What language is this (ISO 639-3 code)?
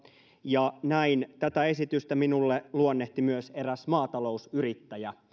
fin